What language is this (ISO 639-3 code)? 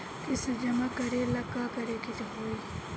bho